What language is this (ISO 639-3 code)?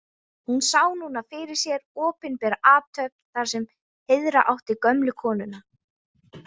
isl